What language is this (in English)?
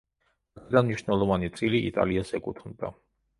Georgian